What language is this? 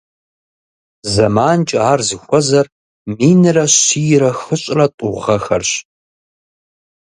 Kabardian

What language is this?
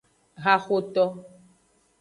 Aja (Benin)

